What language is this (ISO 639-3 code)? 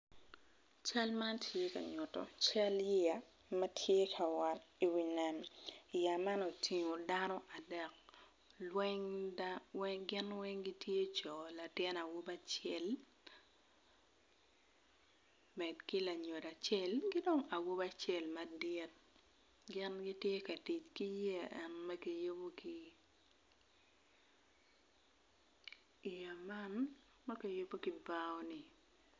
ach